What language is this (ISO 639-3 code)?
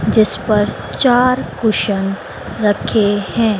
hin